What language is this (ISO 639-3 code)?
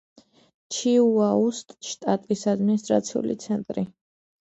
kat